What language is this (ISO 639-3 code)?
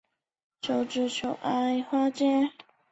zho